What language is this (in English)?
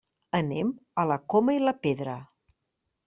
Catalan